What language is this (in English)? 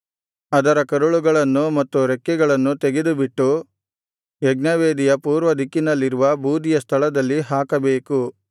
Kannada